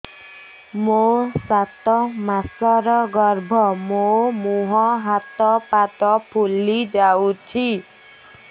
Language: Odia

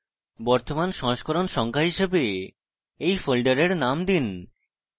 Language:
Bangla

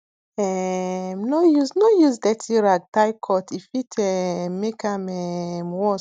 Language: Nigerian Pidgin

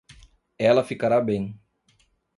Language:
Portuguese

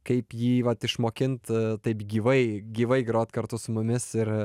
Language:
Lithuanian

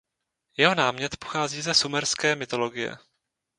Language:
Czech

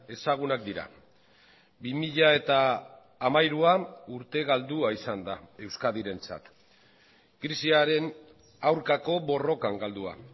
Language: Basque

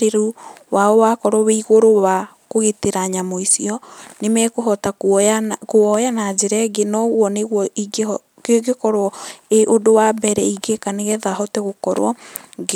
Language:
Kikuyu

